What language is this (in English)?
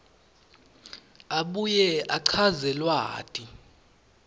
Swati